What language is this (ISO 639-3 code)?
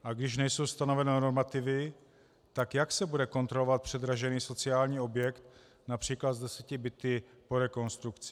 ces